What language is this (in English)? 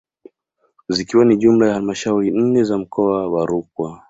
Swahili